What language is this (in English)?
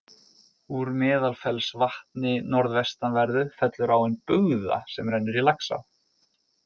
Icelandic